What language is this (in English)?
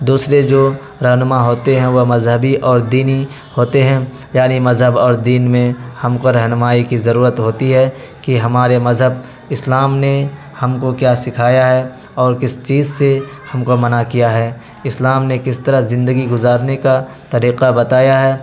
Urdu